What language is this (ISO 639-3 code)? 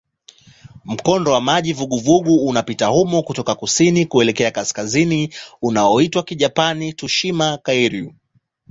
swa